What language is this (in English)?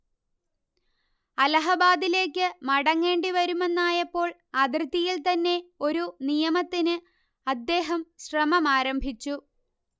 Malayalam